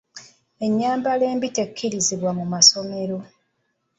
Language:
Ganda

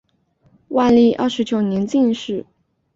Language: Chinese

